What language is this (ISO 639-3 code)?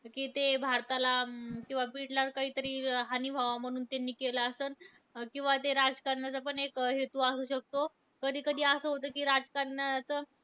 mar